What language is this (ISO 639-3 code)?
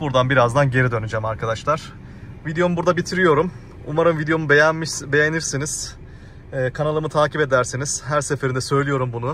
tur